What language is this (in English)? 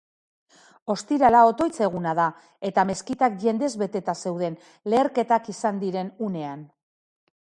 Basque